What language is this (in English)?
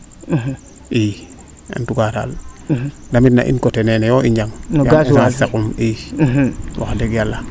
Serer